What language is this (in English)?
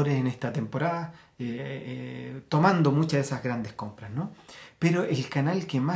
Spanish